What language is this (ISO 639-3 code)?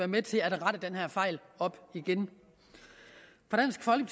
dan